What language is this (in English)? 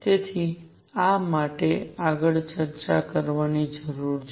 Gujarati